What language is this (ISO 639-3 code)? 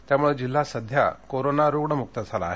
mar